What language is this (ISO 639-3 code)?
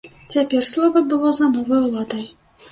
bel